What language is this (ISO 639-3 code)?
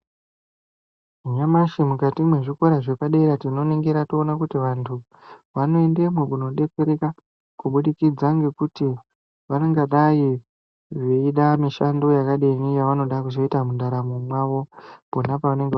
ndc